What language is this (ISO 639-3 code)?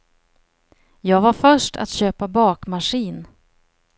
swe